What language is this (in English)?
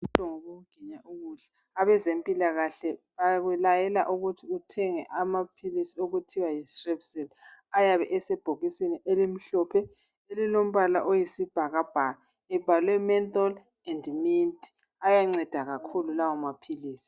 North Ndebele